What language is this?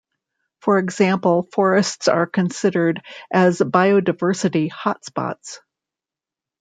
English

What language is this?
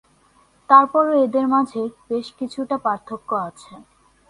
Bangla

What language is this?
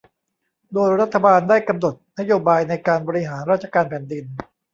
Thai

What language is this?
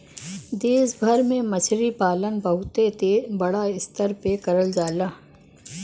Bhojpuri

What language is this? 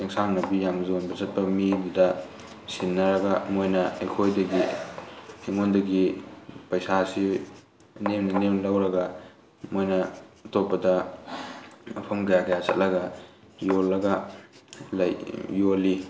Manipuri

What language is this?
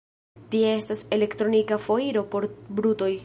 Esperanto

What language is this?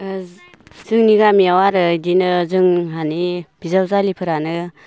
Bodo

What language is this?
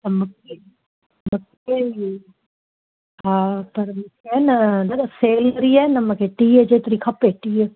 Sindhi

